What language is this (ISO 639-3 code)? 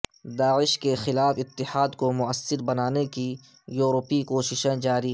urd